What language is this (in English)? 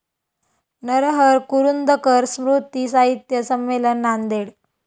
Marathi